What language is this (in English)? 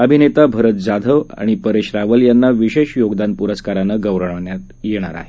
Marathi